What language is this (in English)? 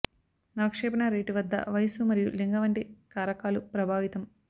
Telugu